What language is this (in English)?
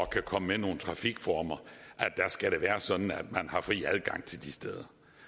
Danish